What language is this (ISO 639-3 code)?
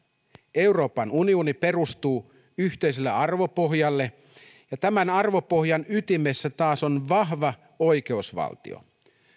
fin